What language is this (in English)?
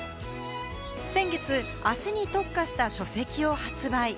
Japanese